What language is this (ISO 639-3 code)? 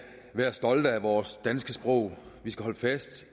dan